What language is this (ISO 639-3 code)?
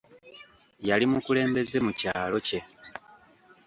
lug